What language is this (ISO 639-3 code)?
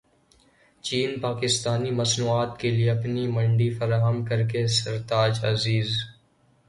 urd